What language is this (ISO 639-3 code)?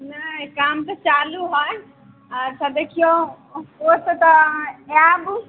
mai